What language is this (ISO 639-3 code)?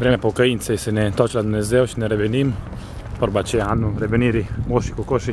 ron